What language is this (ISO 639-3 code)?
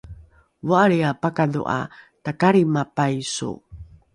dru